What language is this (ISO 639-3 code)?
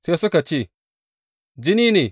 hau